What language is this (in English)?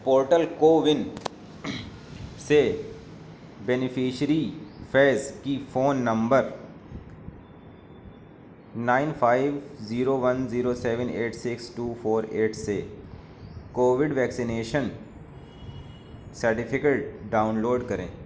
Urdu